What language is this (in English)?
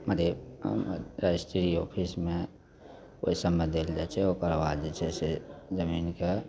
Maithili